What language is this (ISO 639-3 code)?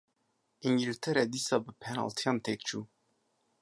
kur